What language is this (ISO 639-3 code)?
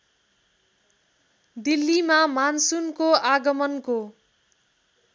nep